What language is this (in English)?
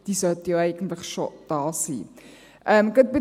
Swiss German